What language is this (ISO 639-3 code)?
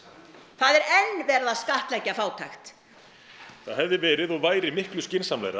isl